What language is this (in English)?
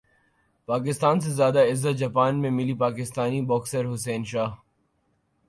Urdu